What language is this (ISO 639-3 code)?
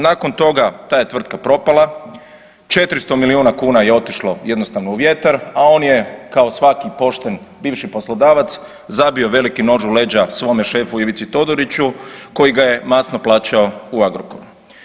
hrv